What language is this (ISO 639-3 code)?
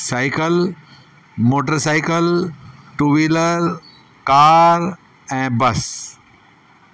snd